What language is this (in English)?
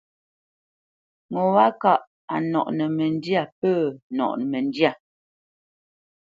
Bamenyam